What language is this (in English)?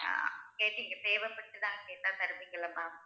Tamil